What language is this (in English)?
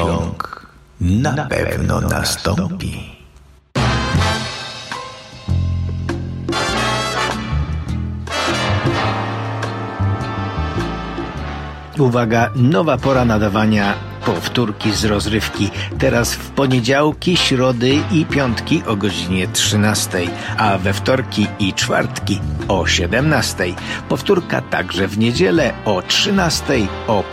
Polish